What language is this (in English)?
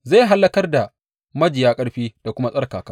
Hausa